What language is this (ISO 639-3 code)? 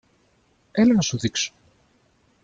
ell